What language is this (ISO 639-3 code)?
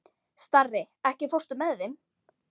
isl